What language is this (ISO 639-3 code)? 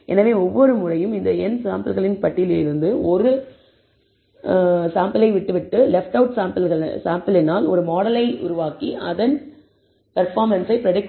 tam